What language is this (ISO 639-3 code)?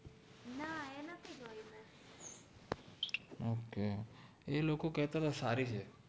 guj